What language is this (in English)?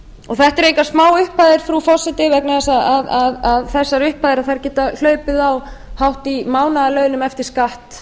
Icelandic